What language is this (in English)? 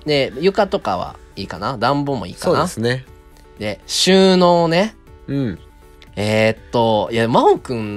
Japanese